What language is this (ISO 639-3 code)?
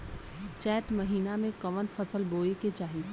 bho